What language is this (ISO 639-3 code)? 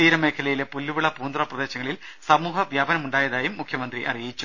mal